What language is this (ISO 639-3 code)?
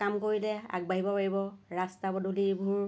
asm